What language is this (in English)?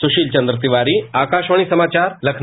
Hindi